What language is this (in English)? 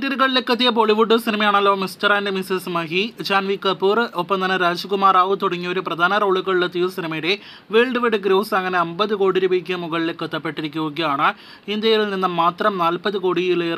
Malayalam